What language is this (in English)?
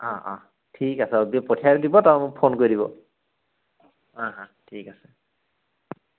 Assamese